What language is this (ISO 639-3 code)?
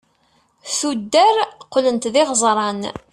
kab